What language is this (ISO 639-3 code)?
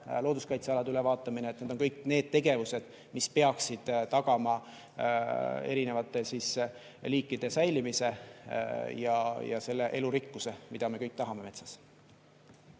est